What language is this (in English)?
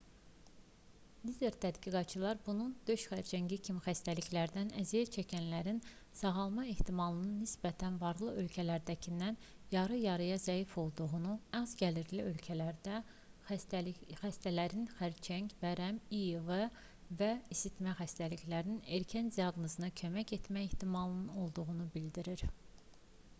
Azerbaijani